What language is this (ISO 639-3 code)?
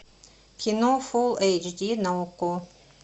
rus